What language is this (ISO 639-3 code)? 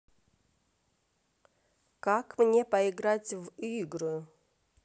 rus